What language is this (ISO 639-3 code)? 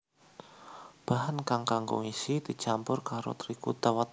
jav